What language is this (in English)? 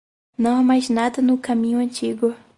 Portuguese